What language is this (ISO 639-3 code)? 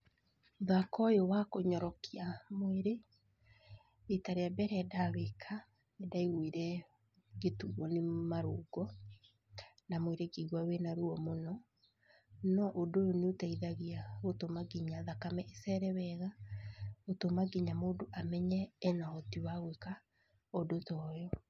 kik